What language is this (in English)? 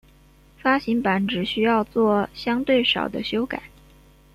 Chinese